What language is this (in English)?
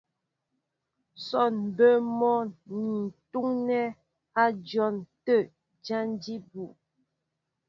Mbo (Cameroon)